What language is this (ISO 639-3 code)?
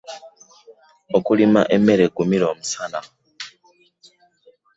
lug